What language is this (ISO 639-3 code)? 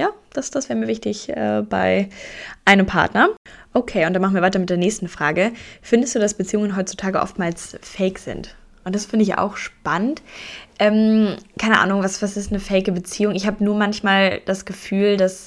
deu